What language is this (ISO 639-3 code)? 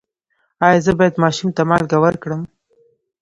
pus